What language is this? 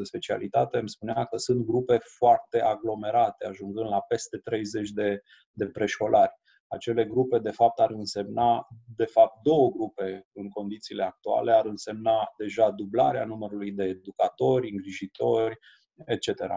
Romanian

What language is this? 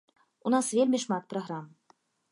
Belarusian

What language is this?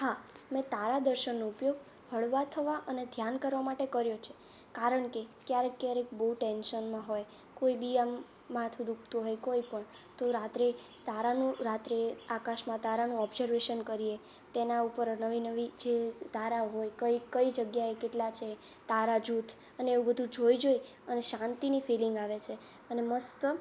Gujarati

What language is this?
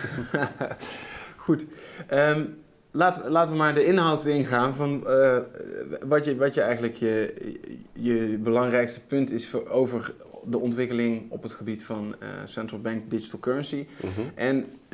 Dutch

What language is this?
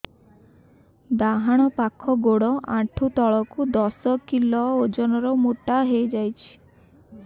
Odia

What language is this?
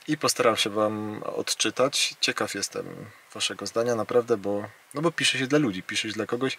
Polish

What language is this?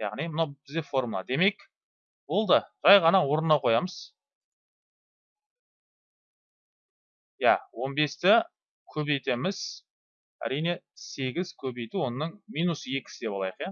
Turkish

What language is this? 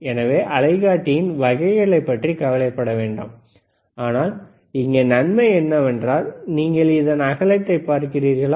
Tamil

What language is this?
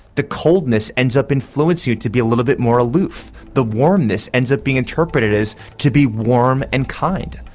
English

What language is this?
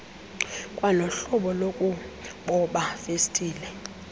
Xhosa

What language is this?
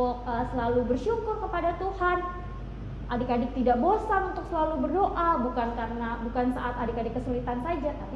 Indonesian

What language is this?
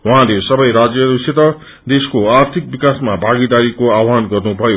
Nepali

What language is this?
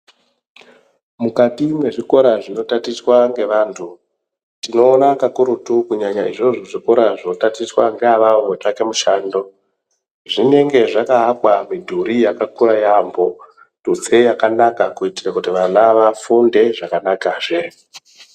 Ndau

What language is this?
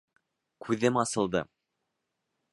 Bashkir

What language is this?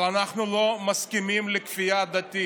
Hebrew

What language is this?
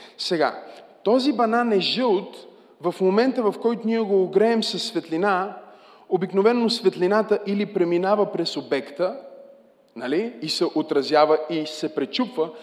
Bulgarian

